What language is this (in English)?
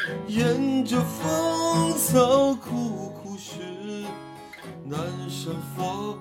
Chinese